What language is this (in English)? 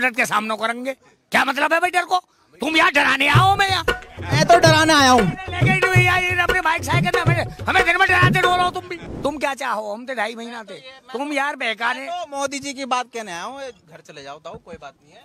Hindi